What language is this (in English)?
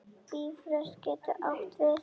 Icelandic